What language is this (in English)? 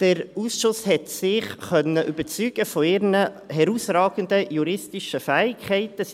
Swiss German